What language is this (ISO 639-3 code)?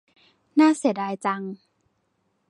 tha